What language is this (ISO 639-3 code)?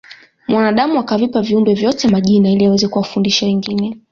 swa